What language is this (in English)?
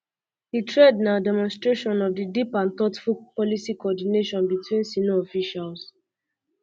Nigerian Pidgin